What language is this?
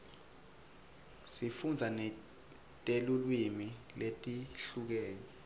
Swati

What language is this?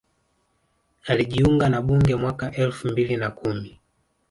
Swahili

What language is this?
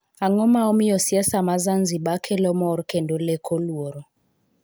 Luo (Kenya and Tanzania)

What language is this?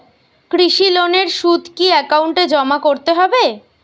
Bangla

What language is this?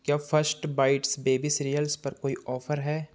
Hindi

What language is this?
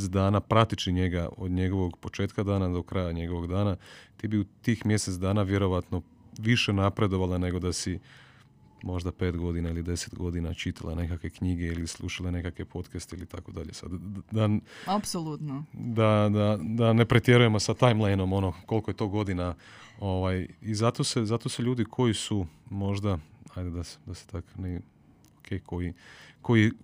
Croatian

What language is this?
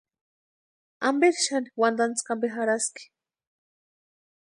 Western Highland Purepecha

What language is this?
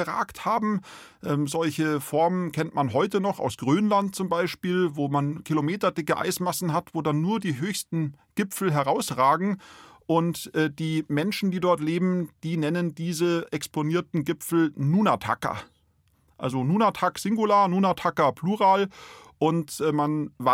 German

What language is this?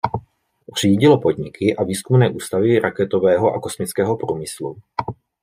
Czech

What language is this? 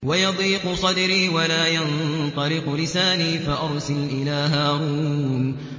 Arabic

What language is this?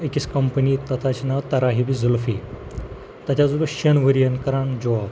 Kashmiri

